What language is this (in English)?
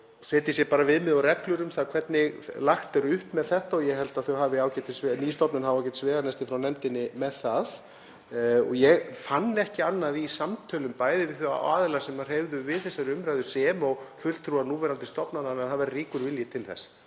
Icelandic